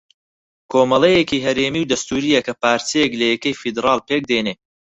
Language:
Central Kurdish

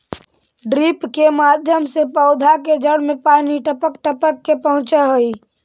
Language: Magahi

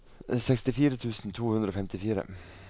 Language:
Norwegian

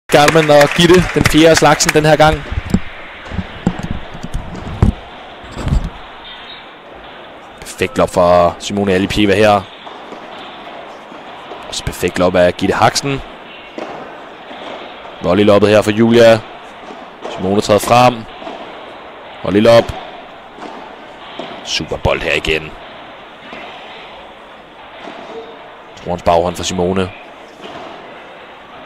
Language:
Danish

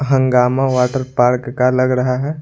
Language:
Hindi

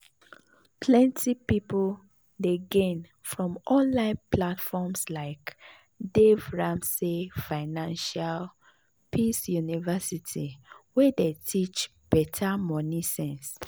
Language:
Nigerian Pidgin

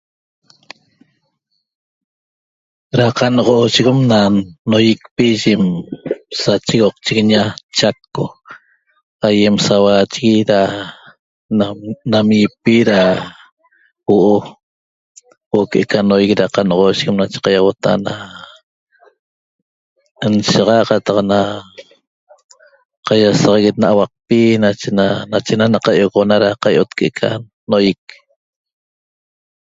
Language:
Toba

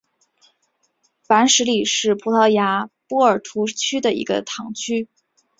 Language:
Chinese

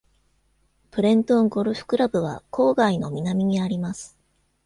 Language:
Japanese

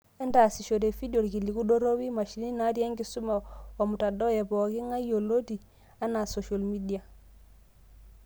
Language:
Masai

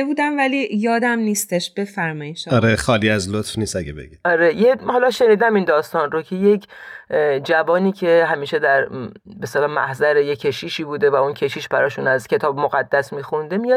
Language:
Persian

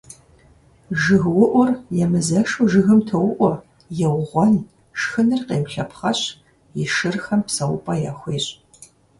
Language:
Kabardian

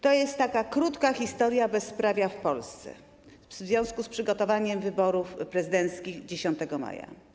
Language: Polish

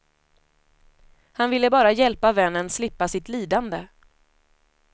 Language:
Swedish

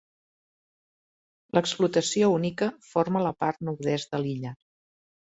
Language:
Catalan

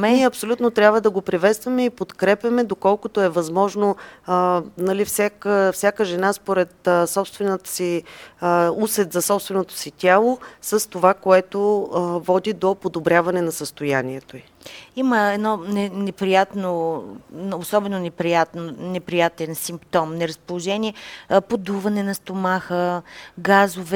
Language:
Bulgarian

